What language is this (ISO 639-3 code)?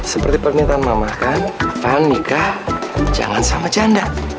ind